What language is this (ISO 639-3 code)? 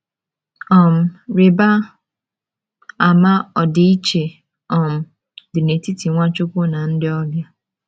ibo